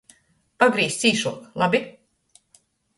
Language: Latgalian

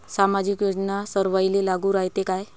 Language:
Marathi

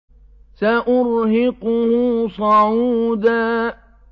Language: Arabic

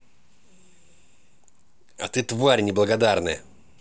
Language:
Russian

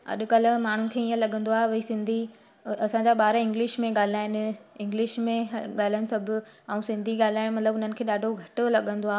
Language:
Sindhi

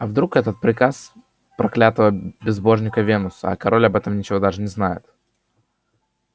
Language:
Russian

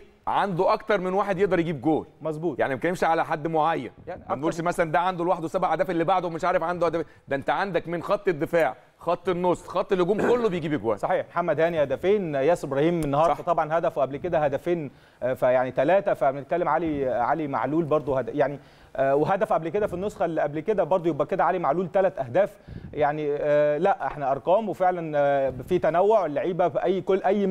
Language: Arabic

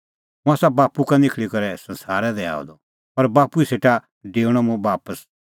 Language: Kullu Pahari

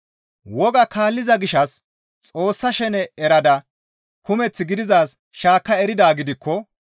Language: Gamo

